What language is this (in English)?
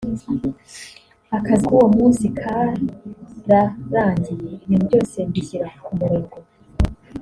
Kinyarwanda